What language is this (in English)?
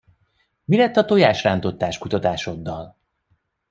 Hungarian